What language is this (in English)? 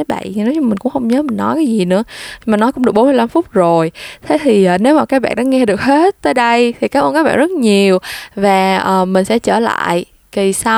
Vietnamese